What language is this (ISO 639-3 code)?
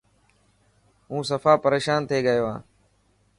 mki